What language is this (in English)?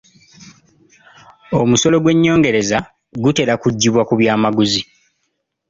Ganda